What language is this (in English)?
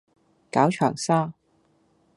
Cantonese